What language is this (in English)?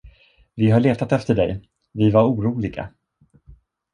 Swedish